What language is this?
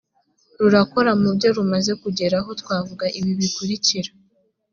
Kinyarwanda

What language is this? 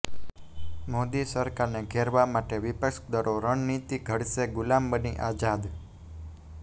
Gujarati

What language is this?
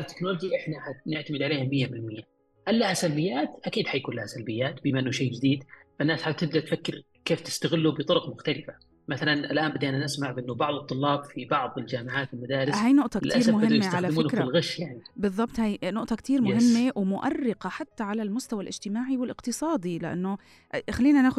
Arabic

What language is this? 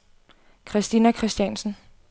Danish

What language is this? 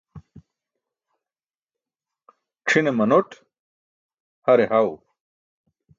Burushaski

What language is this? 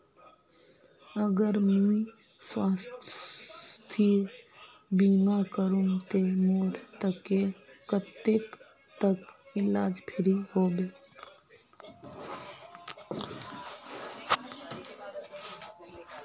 Magahi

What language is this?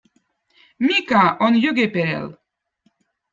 Votic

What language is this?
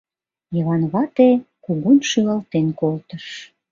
Mari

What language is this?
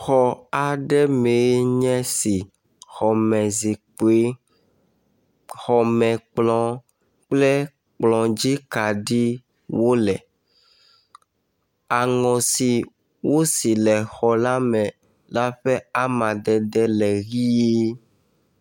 Ewe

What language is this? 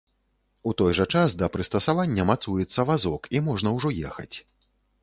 Belarusian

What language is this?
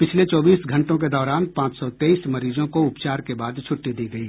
Hindi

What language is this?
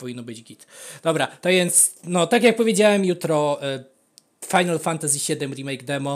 Polish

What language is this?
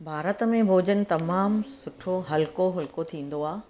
Sindhi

